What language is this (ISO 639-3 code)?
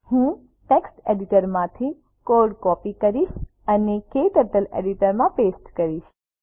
guj